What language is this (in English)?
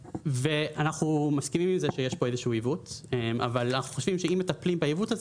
Hebrew